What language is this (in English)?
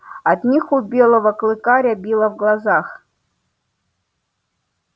Russian